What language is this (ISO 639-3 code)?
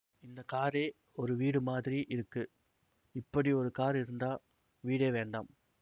tam